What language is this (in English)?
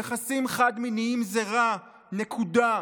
Hebrew